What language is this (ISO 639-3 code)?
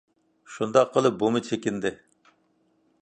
uig